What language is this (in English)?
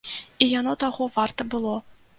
Belarusian